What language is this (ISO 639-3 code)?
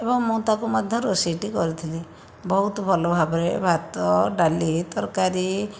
ori